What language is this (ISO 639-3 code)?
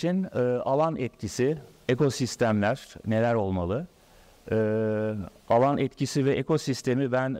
tur